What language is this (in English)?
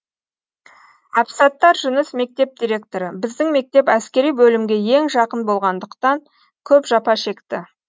Kazakh